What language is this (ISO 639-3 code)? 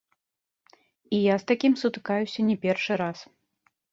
bel